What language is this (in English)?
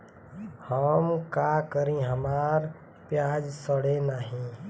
Bhojpuri